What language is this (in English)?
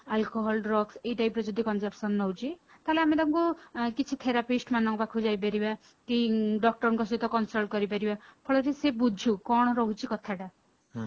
Odia